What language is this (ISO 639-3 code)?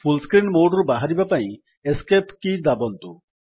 ori